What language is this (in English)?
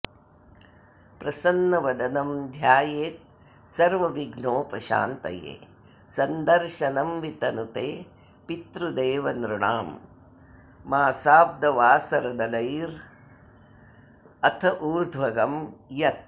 Sanskrit